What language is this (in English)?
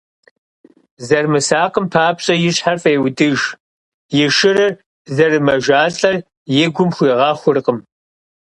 Kabardian